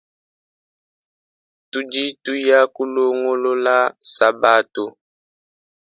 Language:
Luba-Lulua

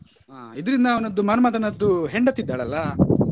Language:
Kannada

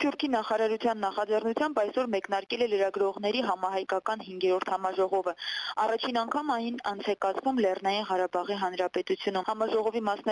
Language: Arabic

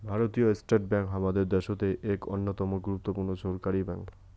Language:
Bangla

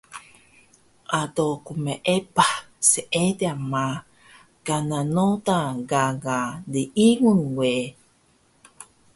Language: Taroko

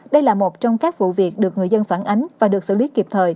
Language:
Vietnamese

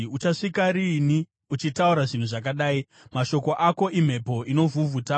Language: Shona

